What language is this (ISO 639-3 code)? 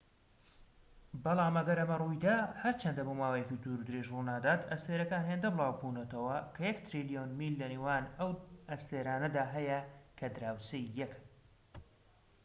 ckb